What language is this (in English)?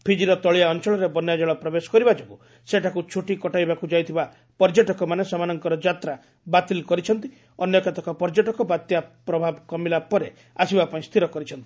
Odia